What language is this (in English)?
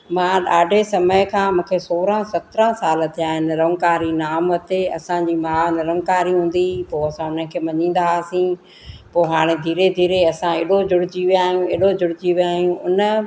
Sindhi